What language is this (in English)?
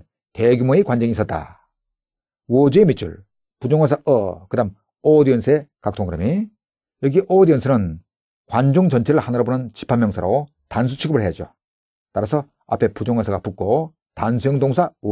Korean